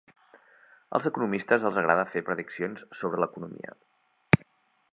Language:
Catalan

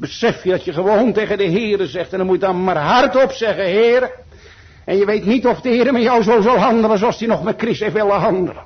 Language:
Dutch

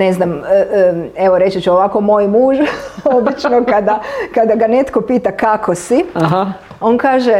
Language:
Croatian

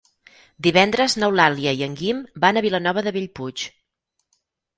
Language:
Catalan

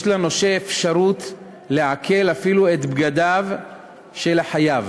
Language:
Hebrew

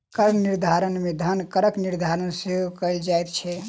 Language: Maithili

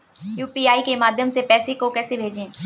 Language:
Hindi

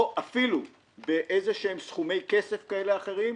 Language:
Hebrew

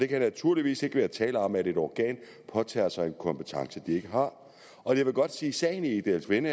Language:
Danish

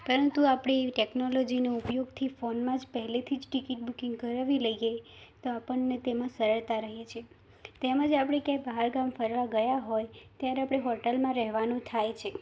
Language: Gujarati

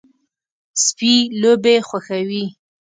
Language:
Pashto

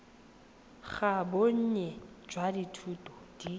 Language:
Tswana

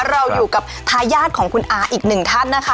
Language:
Thai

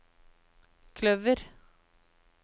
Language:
Norwegian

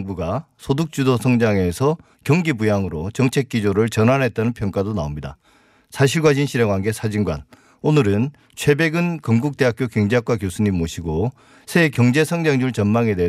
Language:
Korean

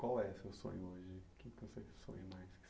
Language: Portuguese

